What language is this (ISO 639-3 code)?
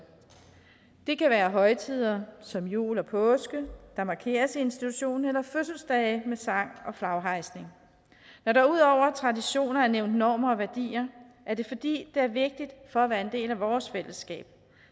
dan